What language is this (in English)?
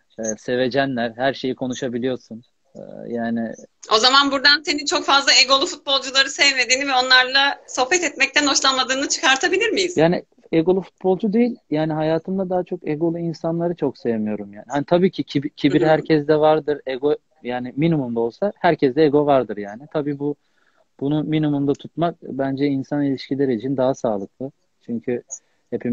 Turkish